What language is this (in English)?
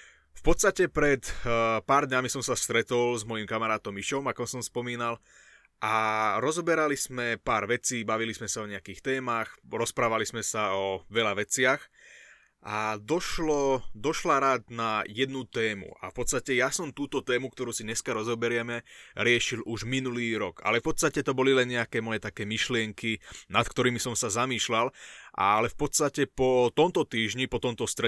Slovak